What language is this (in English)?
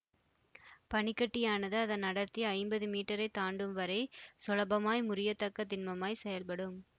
Tamil